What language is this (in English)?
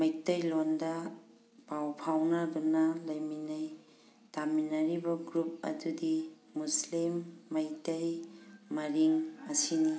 Manipuri